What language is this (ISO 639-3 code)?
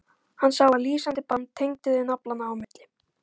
isl